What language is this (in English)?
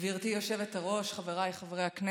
Hebrew